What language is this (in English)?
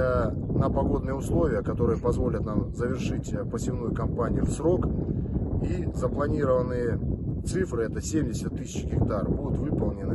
Russian